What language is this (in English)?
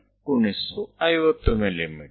Kannada